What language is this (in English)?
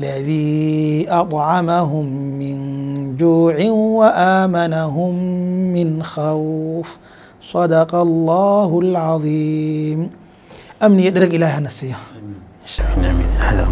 Arabic